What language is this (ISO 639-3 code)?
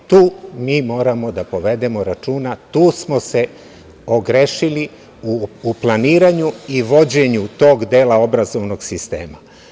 srp